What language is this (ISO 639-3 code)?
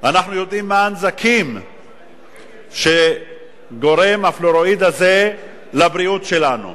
heb